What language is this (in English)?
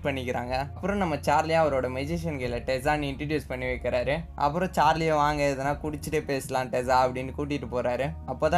Tamil